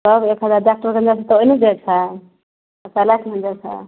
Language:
Maithili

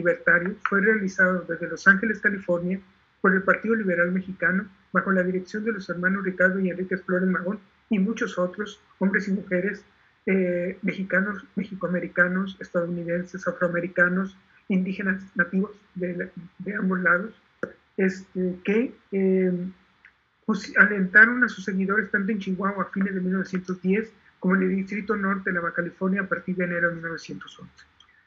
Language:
Spanish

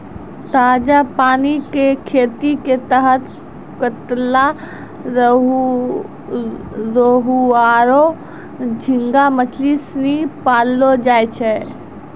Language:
Maithili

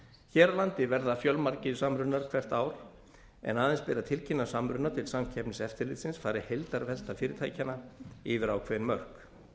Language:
Icelandic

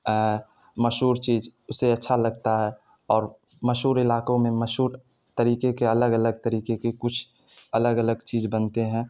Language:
Urdu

